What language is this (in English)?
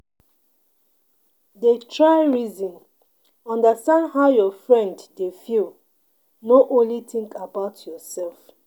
Nigerian Pidgin